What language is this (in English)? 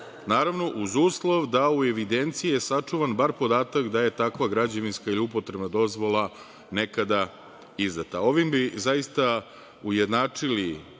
Serbian